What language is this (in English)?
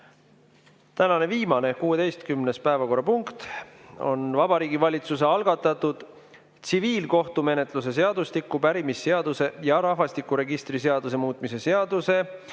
Estonian